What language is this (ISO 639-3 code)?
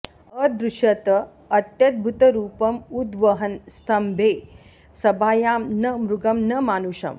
san